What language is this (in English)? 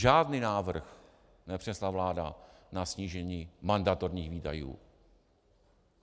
Czech